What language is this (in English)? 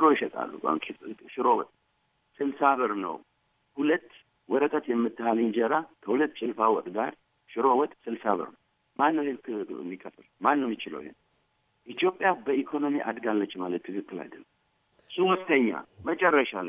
Amharic